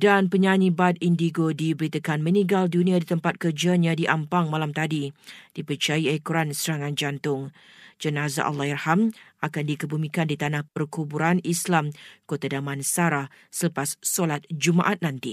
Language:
Malay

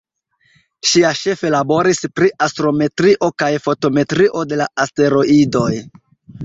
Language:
Esperanto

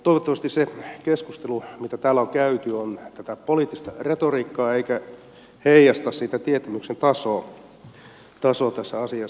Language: Finnish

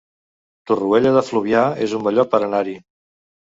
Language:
Catalan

